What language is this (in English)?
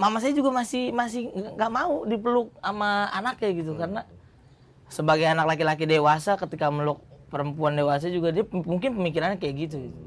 Indonesian